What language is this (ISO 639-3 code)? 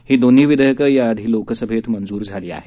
mar